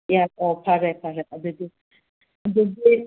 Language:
Manipuri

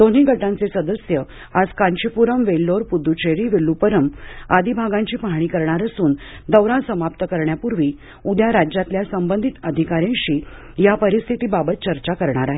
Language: Marathi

